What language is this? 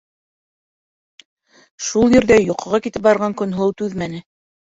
Bashkir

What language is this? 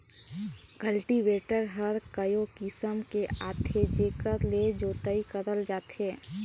Chhattisgarhi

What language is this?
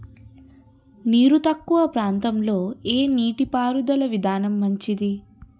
Telugu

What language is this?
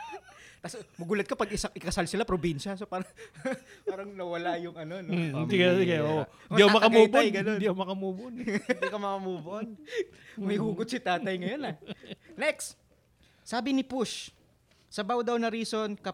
Filipino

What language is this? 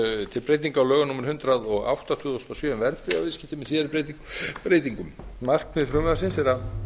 Icelandic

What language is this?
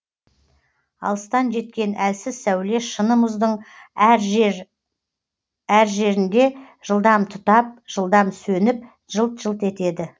Kazakh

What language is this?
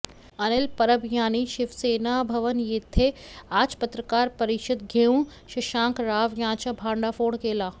Marathi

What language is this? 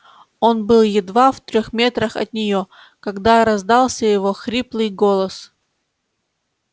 Russian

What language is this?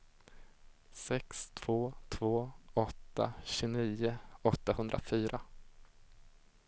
Swedish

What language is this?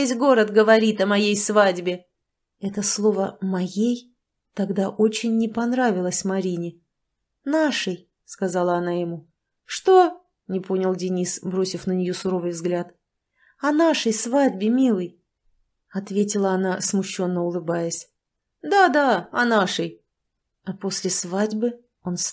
Russian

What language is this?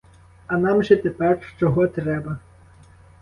Ukrainian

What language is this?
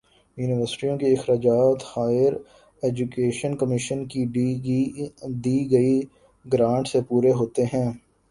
Urdu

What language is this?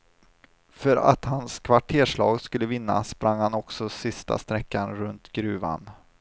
Swedish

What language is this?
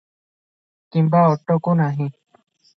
Odia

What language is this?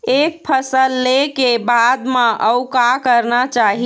Chhattisgarhi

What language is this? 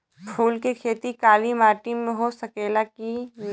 Bhojpuri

